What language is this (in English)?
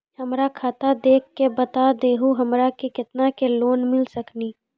Maithili